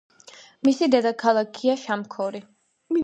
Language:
Georgian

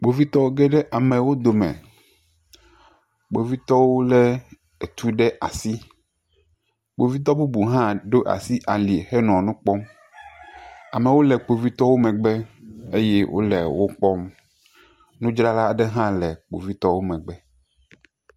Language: Ewe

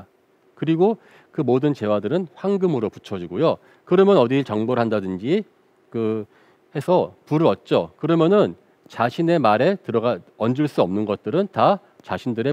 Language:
Korean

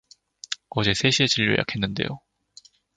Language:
Korean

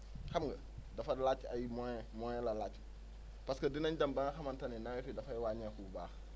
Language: Wolof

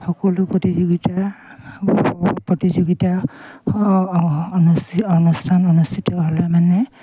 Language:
Assamese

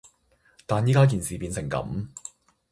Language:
Cantonese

